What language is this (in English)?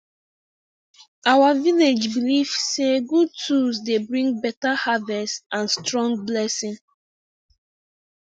Nigerian Pidgin